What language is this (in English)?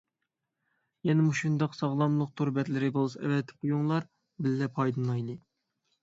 Uyghur